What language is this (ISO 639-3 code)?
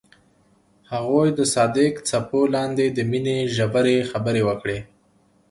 pus